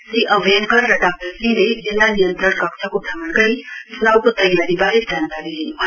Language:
Nepali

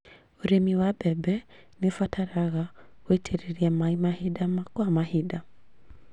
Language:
Kikuyu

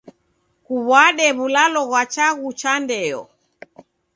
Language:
Taita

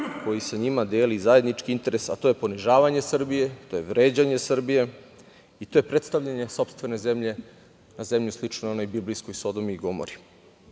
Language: Serbian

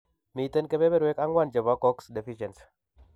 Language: Kalenjin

